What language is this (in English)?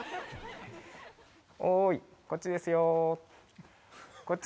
Japanese